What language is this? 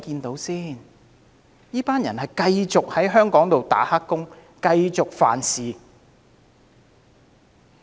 Cantonese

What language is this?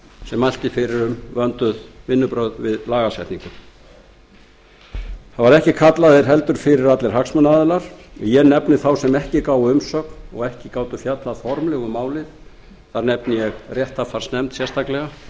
Icelandic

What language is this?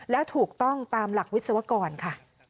Thai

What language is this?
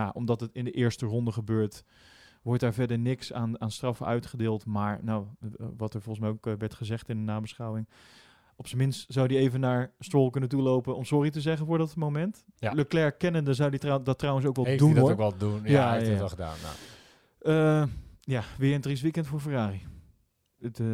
Dutch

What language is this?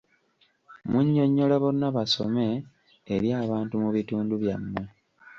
Ganda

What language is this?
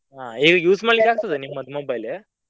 Kannada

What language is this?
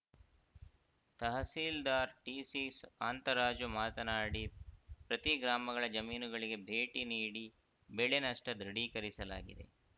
Kannada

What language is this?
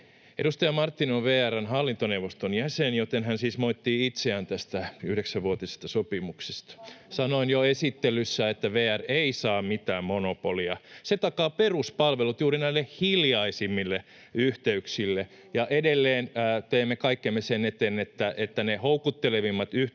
Finnish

